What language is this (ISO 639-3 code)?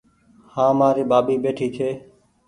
gig